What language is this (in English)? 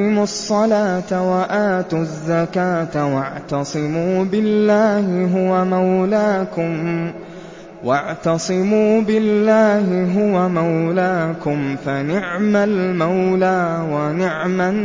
Arabic